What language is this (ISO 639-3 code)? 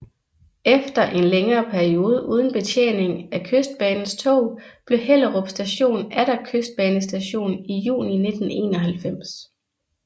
dan